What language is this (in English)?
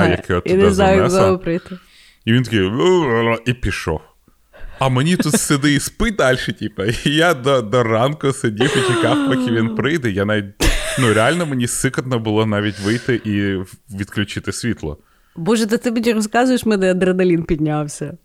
Ukrainian